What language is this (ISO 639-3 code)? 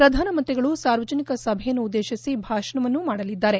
kan